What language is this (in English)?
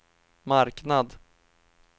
Swedish